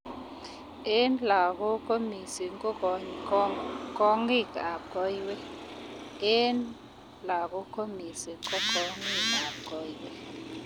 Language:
Kalenjin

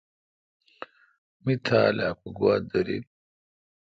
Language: Kalkoti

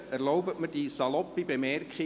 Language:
Swiss German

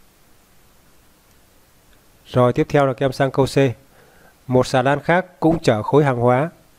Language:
Vietnamese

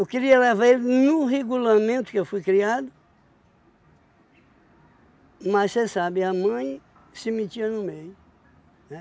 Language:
Portuguese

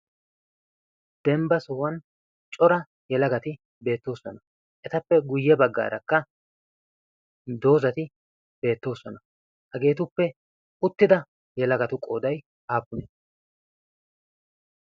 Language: Wolaytta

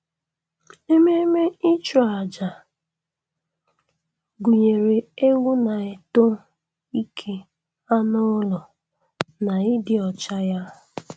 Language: Igbo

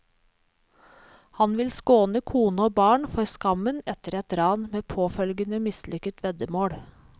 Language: Norwegian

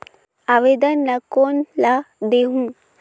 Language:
Chhattisgarhi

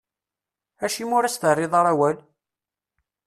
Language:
Kabyle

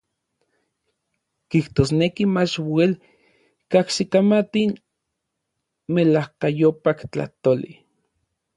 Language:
Orizaba Nahuatl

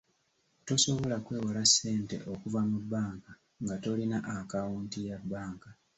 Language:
Ganda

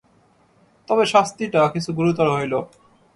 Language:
Bangla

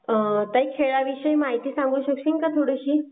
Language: Marathi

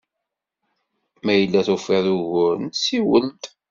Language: Kabyle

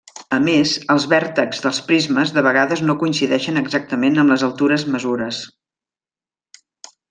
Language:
Catalan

